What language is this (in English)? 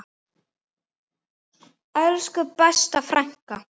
Icelandic